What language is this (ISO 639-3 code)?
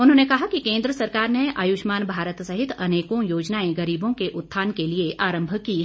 hin